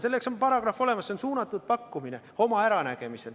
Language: Estonian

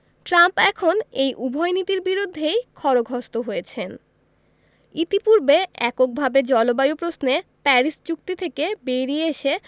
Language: Bangla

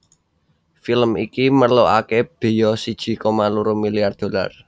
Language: Javanese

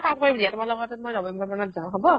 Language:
Assamese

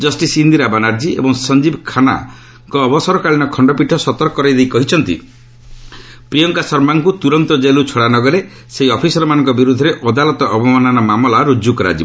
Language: Odia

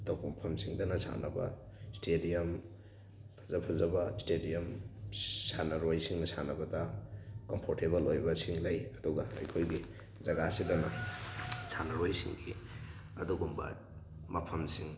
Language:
Manipuri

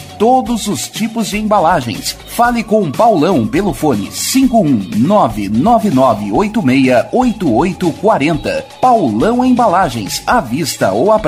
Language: Portuguese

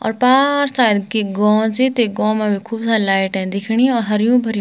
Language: Garhwali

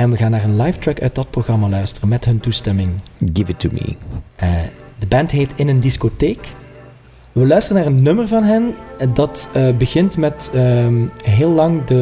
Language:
Dutch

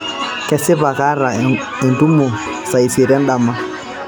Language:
Masai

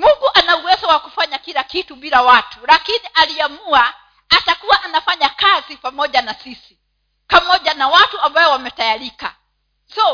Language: Swahili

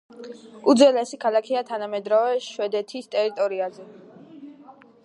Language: Georgian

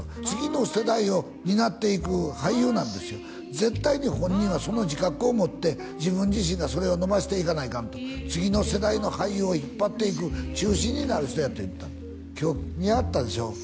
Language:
Japanese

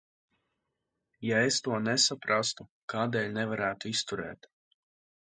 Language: Latvian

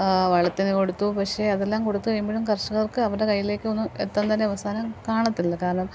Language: Malayalam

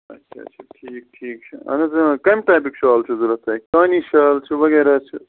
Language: Kashmiri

